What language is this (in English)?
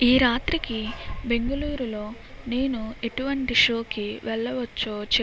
Telugu